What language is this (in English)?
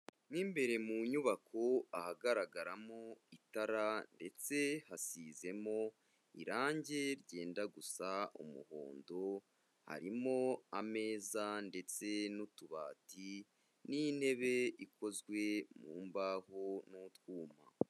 Kinyarwanda